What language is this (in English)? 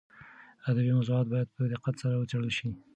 Pashto